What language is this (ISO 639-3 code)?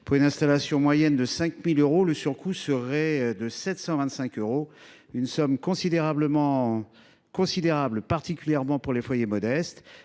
fra